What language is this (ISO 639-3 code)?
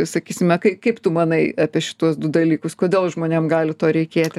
lit